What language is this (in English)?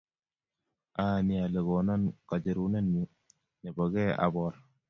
Kalenjin